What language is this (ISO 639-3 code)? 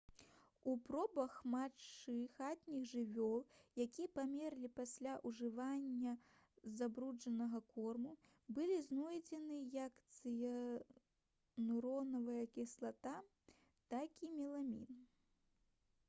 bel